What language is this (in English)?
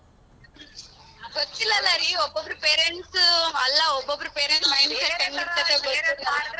Kannada